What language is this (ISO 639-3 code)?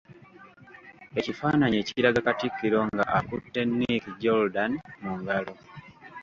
lug